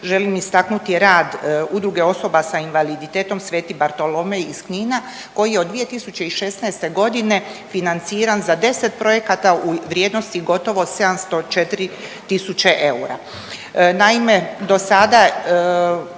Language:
Croatian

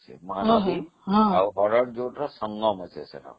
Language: Odia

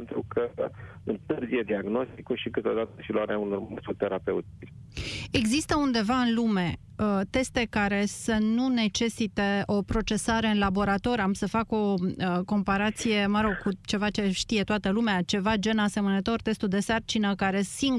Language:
Romanian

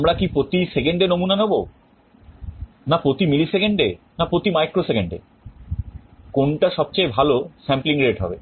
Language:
Bangla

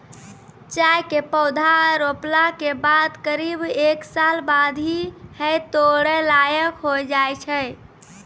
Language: Maithili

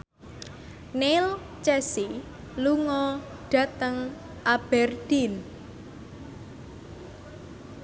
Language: Javanese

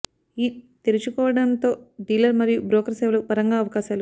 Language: Telugu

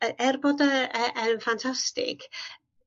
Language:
Welsh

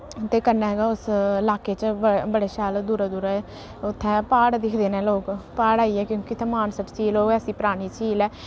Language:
Dogri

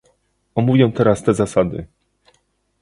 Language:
Polish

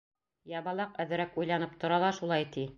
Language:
Bashkir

